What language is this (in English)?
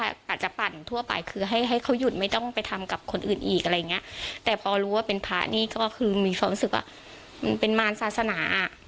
Thai